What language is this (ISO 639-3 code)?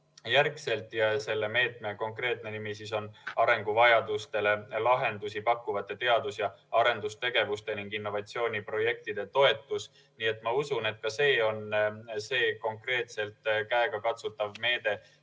est